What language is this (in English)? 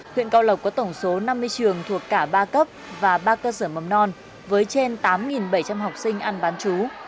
Vietnamese